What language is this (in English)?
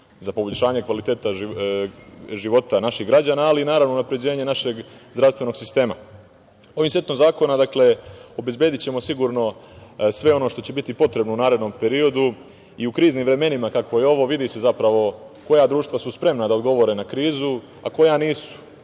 Serbian